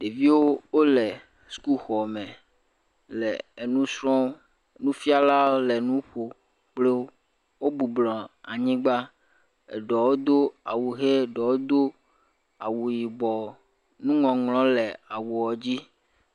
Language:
Ewe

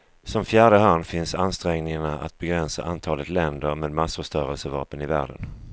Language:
Swedish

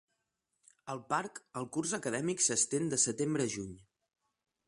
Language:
Catalan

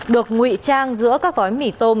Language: Vietnamese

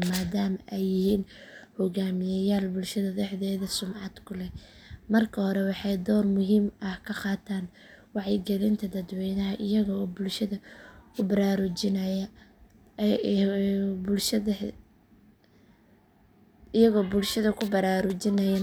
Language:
Somali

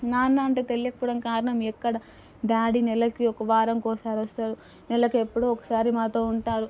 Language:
Telugu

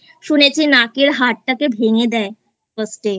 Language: Bangla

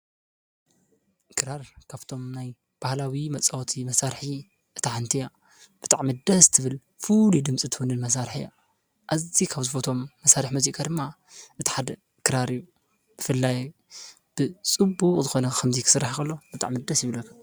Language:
Tigrinya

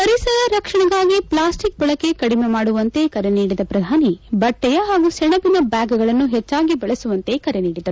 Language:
Kannada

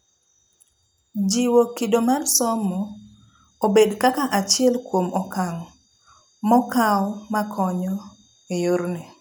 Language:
Luo (Kenya and Tanzania)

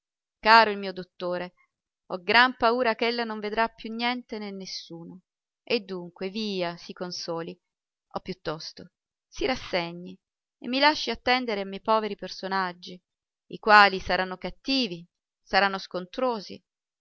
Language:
Italian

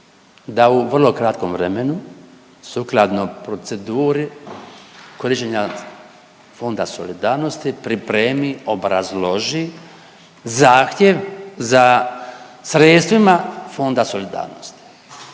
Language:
Croatian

